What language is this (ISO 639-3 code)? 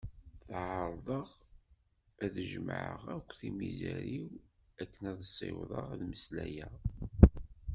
kab